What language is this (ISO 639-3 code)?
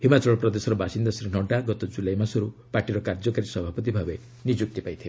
ori